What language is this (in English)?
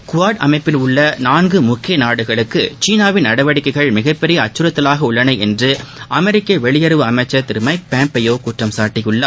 Tamil